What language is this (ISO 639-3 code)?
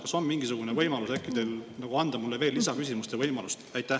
est